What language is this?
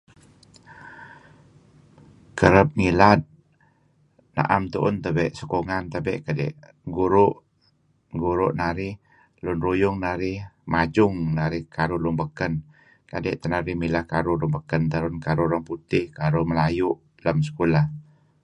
Kelabit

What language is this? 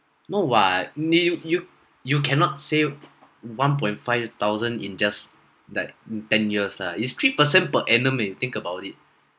English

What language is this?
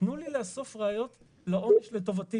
Hebrew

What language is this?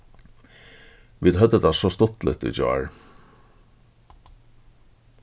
Faroese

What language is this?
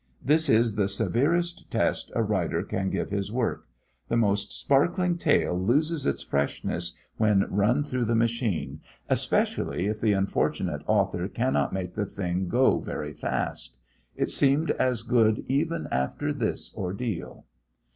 English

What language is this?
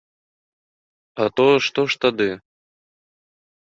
Belarusian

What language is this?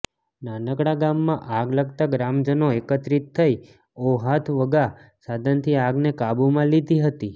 Gujarati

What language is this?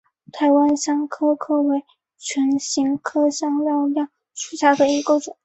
Chinese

